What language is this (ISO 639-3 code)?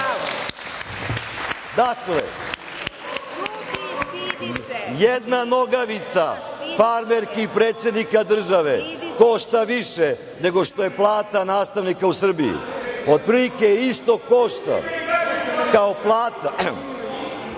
srp